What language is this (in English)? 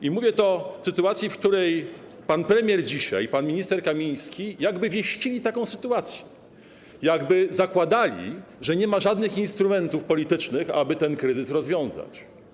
Polish